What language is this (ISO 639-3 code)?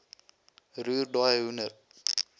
afr